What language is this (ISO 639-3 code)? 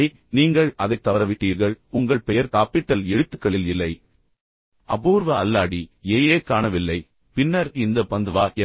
tam